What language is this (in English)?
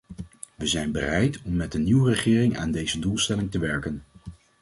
Dutch